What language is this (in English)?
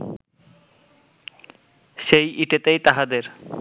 Bangla